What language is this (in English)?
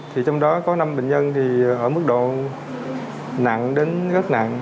Vietnamese